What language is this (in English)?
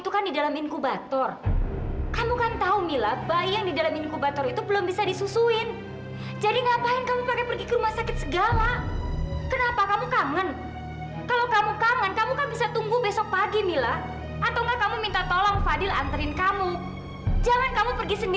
Indonesian